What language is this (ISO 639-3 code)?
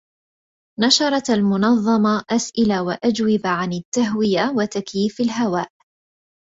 ara